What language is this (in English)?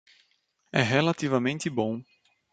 Portuguese